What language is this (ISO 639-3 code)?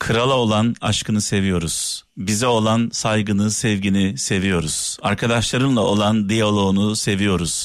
tur